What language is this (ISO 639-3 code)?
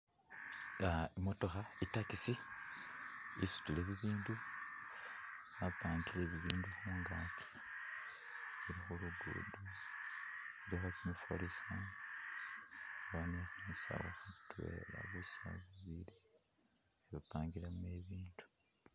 myx